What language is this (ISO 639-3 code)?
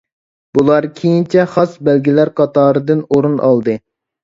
uig